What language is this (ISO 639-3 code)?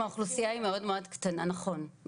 heb